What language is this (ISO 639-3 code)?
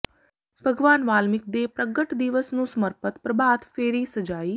pan